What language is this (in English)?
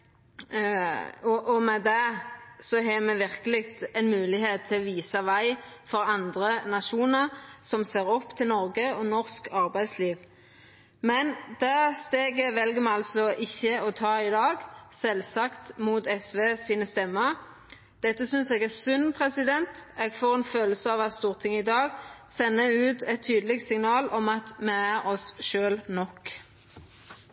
Norwegian Nynorsk